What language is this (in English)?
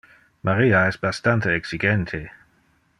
Interlingua